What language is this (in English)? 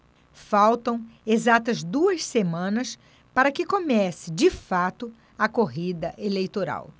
Portuguese